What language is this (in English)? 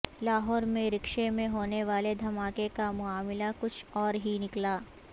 Urdu